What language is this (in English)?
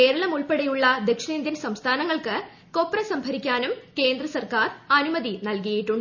Malayalam